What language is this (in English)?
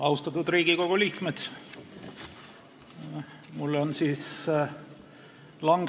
Estonian